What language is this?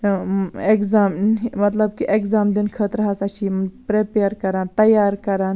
Kashmiri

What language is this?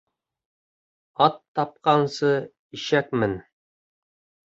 Bashkir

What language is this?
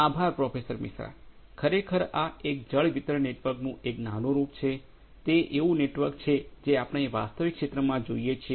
Gujarati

